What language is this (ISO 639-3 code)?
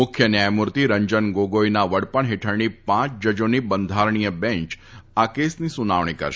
guj